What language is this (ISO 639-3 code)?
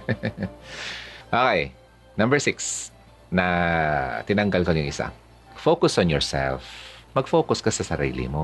fil